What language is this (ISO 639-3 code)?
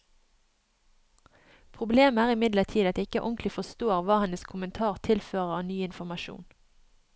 nor